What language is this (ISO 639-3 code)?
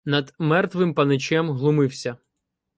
ukr